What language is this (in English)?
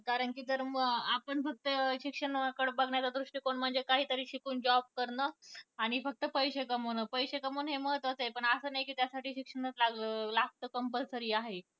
Marathi